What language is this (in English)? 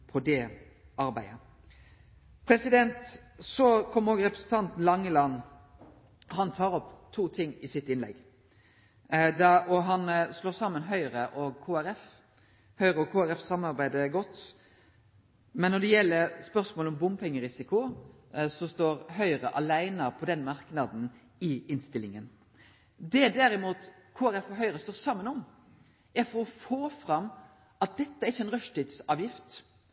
Norwegian Nynorsk